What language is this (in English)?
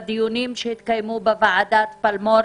Hebrew